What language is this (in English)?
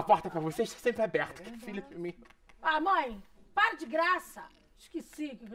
Portuguese